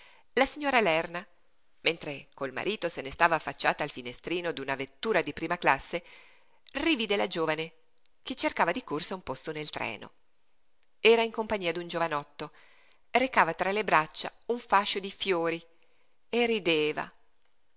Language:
Italian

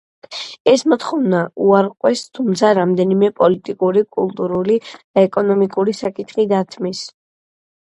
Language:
Georgian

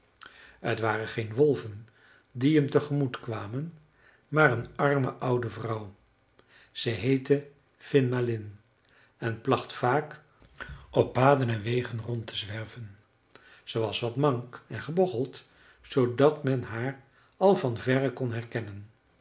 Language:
Dutch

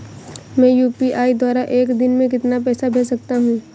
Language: Hindi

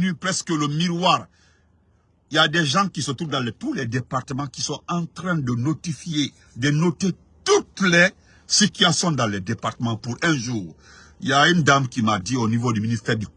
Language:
French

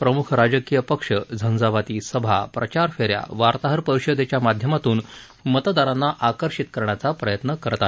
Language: Marathi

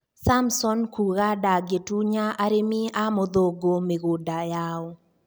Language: Kikuyu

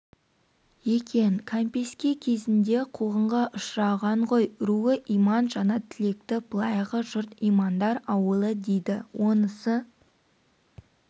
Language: Kazakh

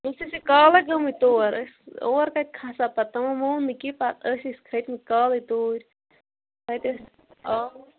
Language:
Kashmiri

